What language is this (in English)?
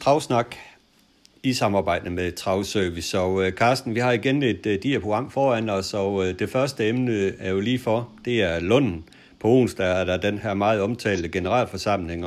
Danish